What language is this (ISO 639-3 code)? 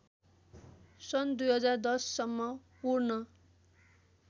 nep